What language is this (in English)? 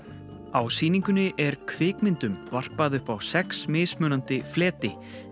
Icelandic